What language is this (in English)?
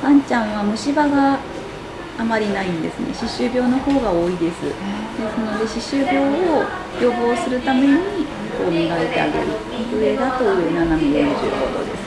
Japanese